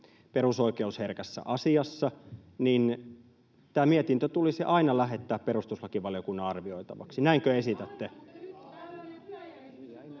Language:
Finnish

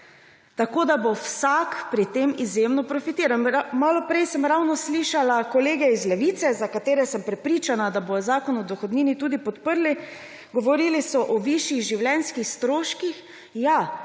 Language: Slovenian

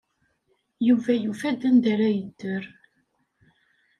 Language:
Kabyle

